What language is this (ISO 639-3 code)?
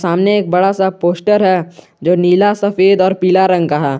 hin